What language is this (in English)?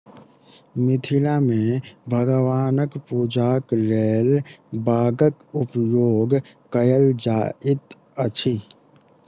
Maithili